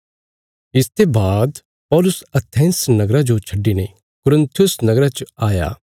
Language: Bilaspuri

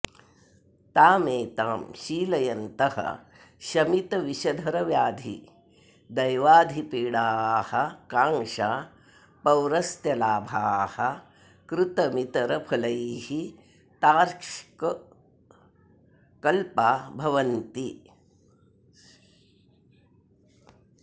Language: Sanskrit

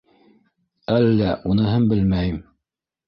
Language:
Bashkir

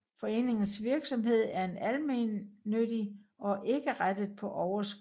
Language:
Danish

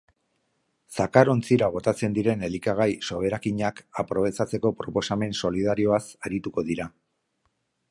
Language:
Basque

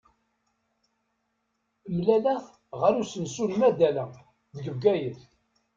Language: Kabyle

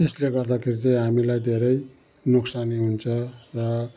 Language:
Nepali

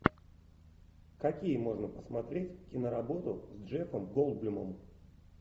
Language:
Russian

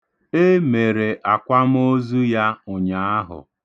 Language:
Igbo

